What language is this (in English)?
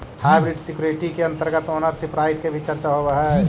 Magahi